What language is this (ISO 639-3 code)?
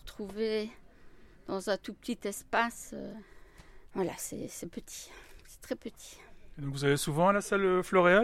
fra